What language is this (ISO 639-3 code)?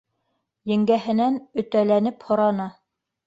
bak